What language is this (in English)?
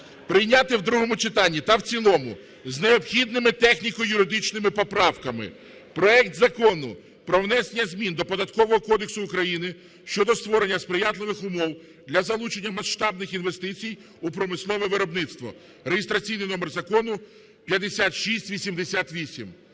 Ukrainian